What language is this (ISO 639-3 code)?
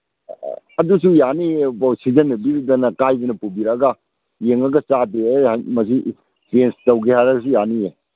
mni